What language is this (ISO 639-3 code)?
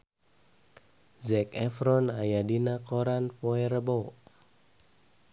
sun